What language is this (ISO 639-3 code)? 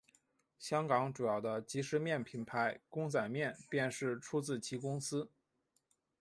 zho